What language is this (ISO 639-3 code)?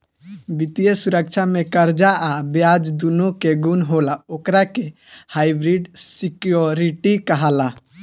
bho